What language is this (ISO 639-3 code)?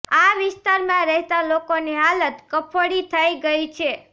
guj